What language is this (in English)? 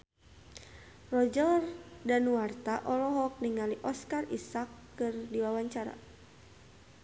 Sundanese